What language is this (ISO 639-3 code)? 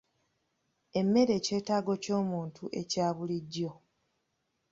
lug